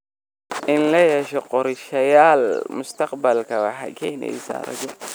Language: Somali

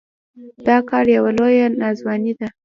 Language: Pashto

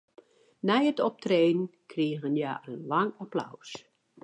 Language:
Western Frisian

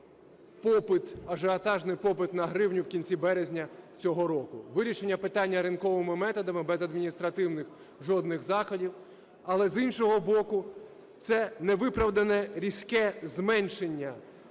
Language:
Ukrainian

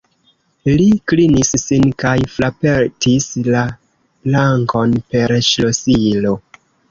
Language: Esperanto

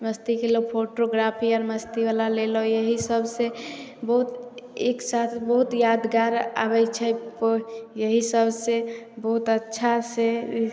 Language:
Maithili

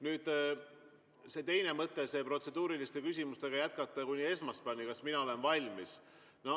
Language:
Estonian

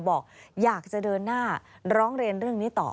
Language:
Thai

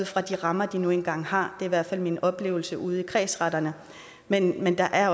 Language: Danish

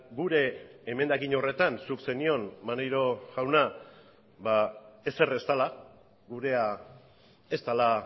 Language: Basque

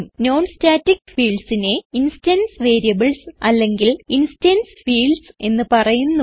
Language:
Malayalam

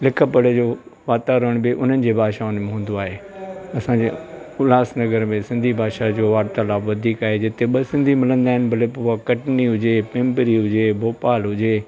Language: Sindhi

